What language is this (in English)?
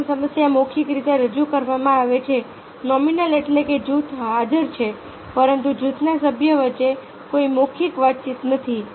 Gujarati